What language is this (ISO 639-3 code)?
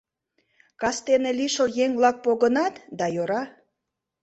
chm